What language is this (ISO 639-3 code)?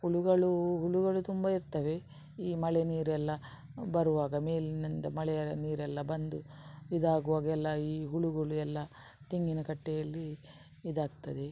kan